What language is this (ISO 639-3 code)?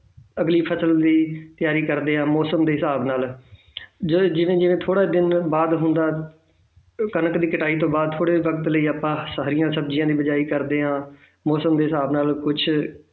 pan